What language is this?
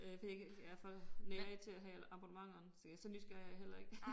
Danish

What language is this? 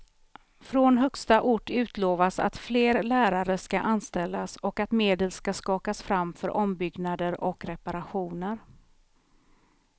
Swedish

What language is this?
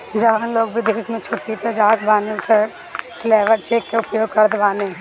Bhojpuri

